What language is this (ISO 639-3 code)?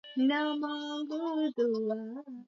swa